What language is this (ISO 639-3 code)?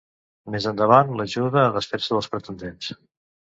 cat